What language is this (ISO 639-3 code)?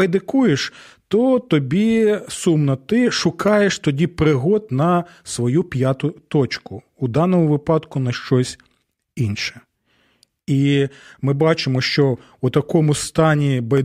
ukr